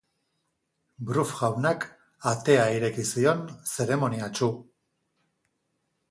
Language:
Basque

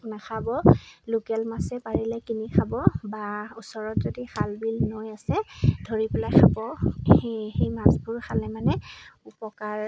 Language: Assamese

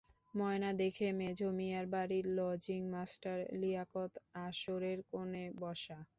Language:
Bangla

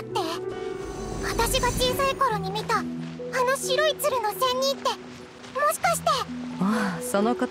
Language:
Japanese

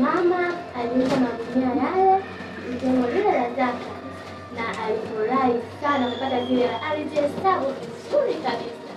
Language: Swahili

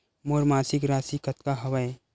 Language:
Chhattisgarhi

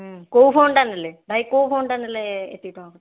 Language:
Odia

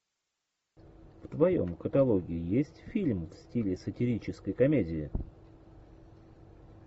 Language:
Russian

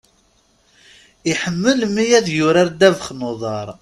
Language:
Kabyle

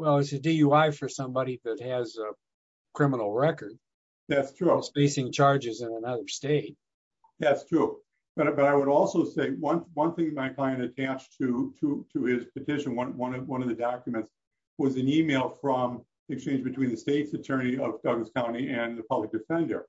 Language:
English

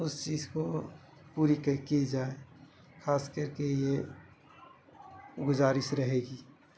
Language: Urdu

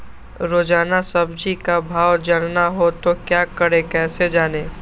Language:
Magahi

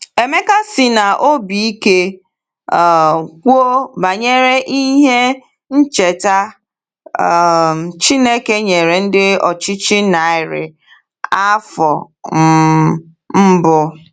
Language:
Igbo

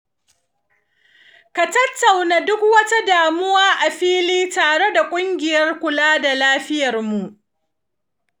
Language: Hausa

